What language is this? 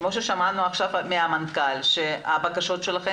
Hebrew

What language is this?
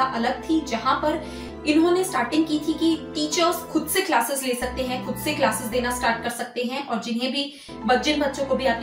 Hindi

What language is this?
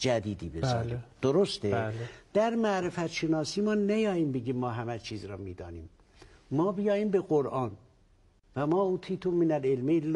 Persian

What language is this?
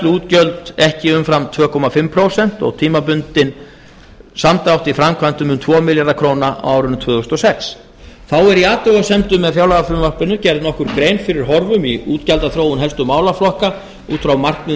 Icelandic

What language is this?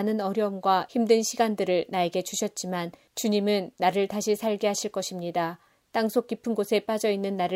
Korean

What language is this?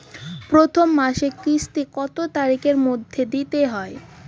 Bangla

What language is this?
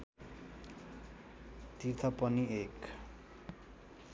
Nepali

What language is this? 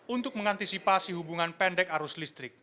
Indonesian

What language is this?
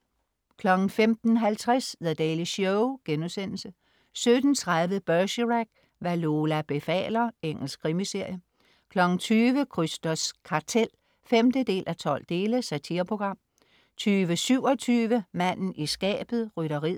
Danish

